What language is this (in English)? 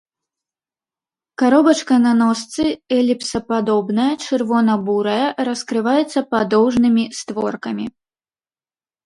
Belarusian